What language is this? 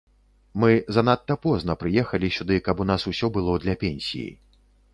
Belarusian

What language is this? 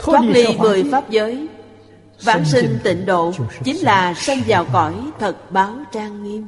Vietnamese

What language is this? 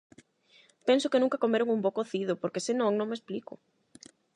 Galician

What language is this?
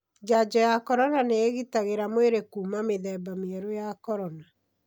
Kikuyu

